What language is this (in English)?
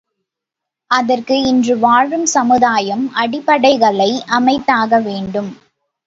Tamil